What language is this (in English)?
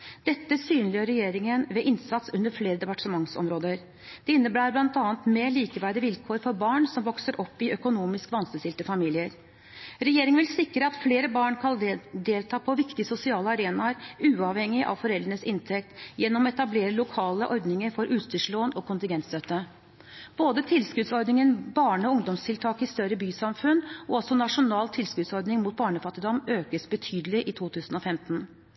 Norwegian Bokmål